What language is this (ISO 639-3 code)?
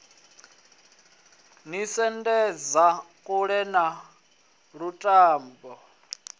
ven